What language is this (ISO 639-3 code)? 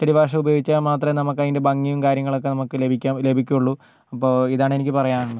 mal